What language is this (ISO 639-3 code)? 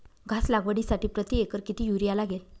mar